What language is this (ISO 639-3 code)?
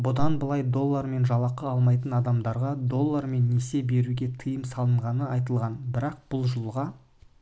kaz